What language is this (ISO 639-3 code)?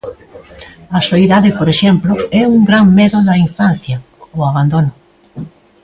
glg